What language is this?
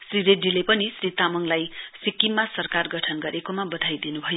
Nepali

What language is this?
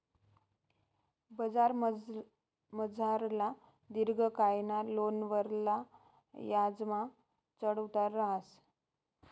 Marathi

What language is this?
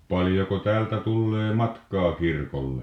Finnish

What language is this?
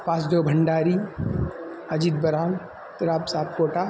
Sanskrit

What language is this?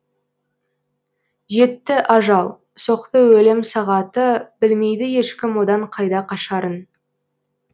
Kazakh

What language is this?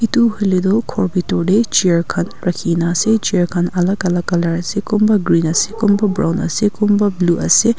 Naga Pidgin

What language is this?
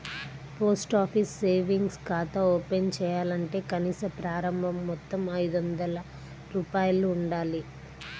Telugu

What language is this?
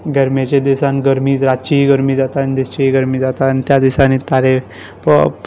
Konkani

